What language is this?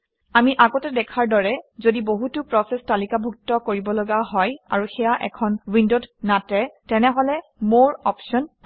Assamese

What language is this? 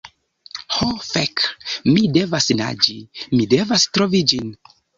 Esperanto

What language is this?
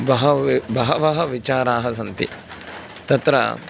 Sanskrit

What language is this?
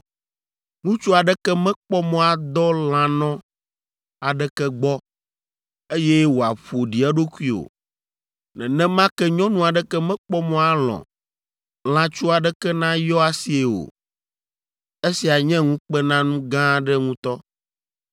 Ewe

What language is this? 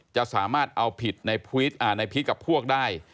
Thai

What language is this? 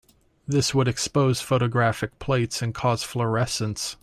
English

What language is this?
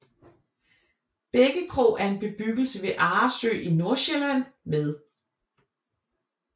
Danish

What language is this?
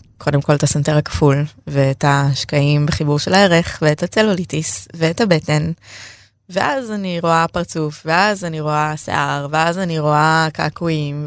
Hebrew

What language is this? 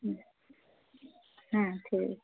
Bangla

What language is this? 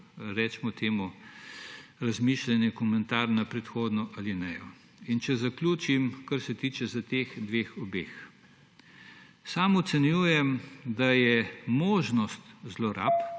Slovenian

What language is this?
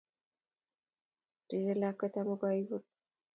Kalenjin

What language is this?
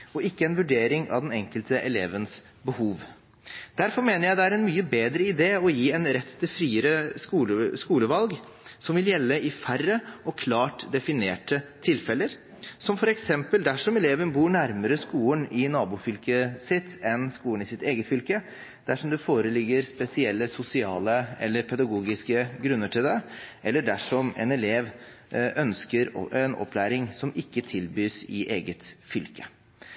Norwegian Bokmål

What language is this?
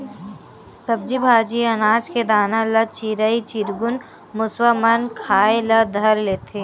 Chhattisgarhi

